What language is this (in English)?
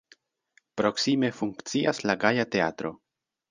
Esperanto